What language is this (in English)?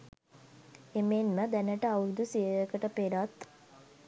Sinhala